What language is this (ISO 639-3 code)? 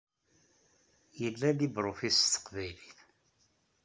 kab